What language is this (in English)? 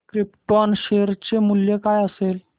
Marathi